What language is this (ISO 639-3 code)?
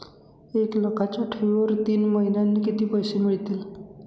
mar